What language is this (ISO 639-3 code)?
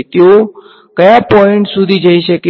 guj